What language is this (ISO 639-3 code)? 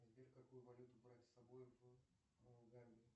rus